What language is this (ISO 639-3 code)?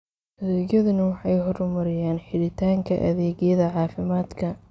som